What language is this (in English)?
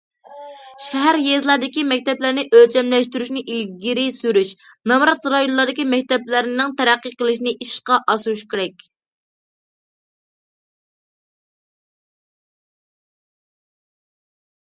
Uyghur